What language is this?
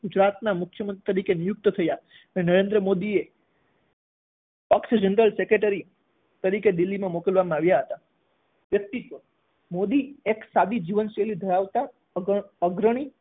Gujarati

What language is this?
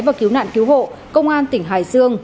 Vietnamese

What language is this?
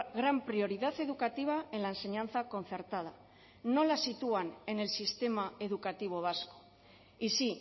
Spanish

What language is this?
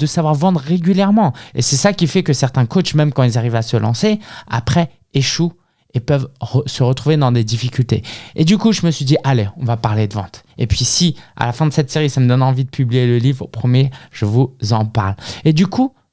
French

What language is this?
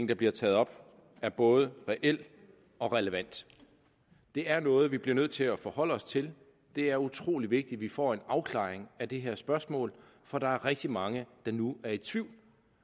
Danish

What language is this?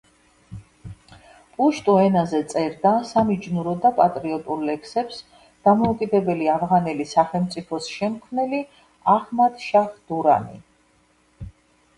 Georgian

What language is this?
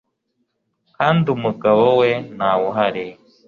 Kinyarwanda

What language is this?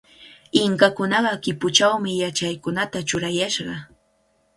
Cajatambo North Lima Quechua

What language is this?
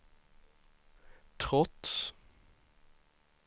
Swedish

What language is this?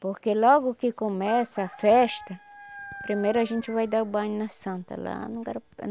Portuguese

